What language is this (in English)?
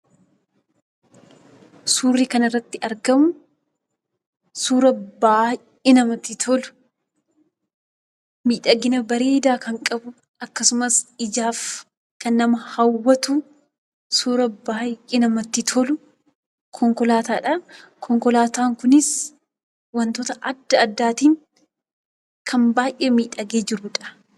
Oromo